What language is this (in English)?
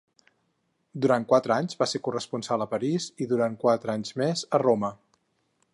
Catalan